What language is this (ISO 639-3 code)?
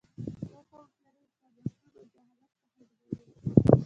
pus